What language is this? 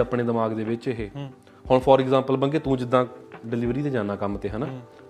Punjabi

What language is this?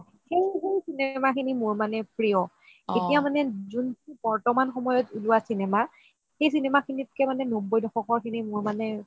Assamese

